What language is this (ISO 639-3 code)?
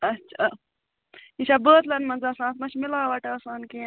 kas